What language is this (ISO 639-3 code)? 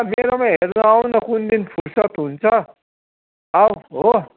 nep